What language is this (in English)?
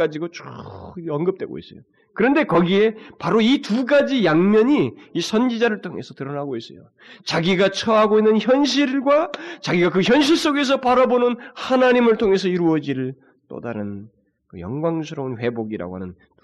Korean